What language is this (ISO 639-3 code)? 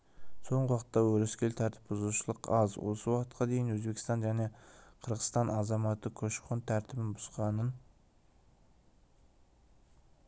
kaz